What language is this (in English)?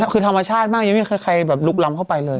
Thai